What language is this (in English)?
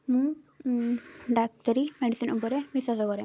Odia